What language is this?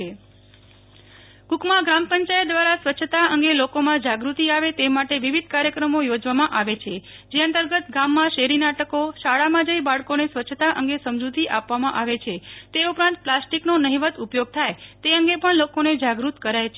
Gujarati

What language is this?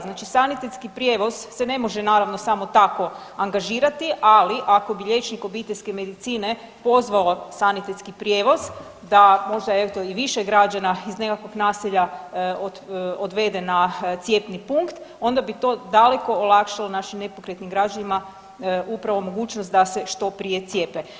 Croatian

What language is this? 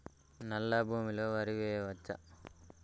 Telugu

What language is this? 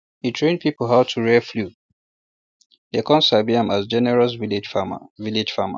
Nigerian Pidgin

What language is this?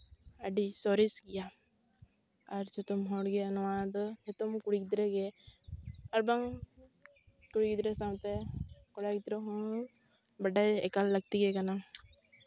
Santali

